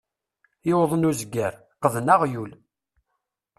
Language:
Kabyle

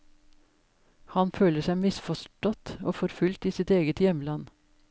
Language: Norwegian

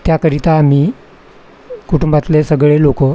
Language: Marathi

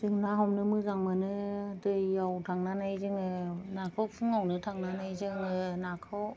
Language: Bodo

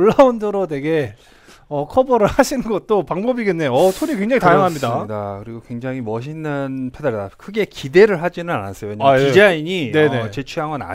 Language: Korean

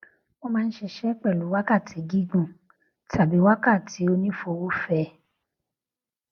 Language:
Yoruba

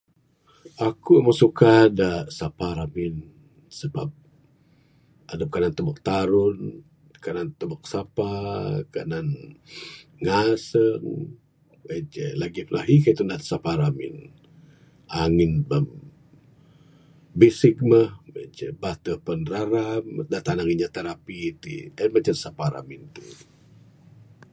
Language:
Bukar-Sadung Bidayuh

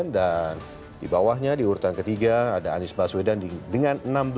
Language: Indonesian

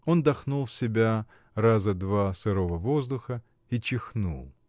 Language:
Russian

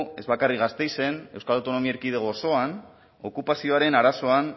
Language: Basque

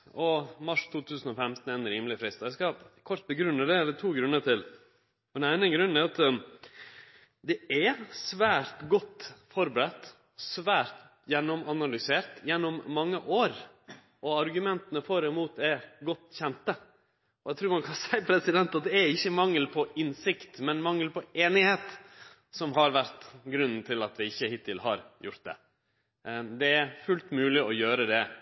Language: Norwegian Nynorsk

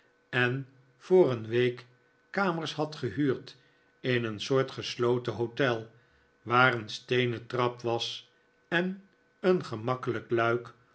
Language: Dutch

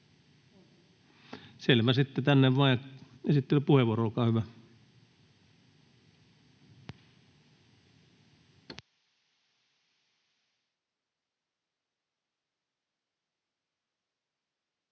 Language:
Finnish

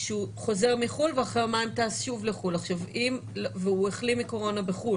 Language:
Hebrew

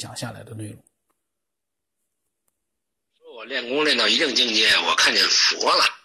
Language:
Chinese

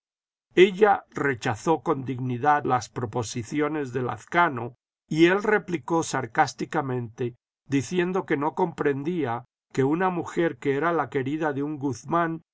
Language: Spanish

